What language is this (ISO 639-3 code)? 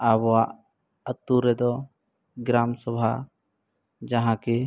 sat